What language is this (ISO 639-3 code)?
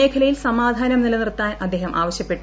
mal